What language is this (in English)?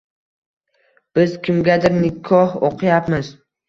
Uzbek